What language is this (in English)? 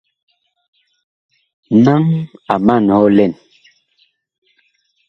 Bakoko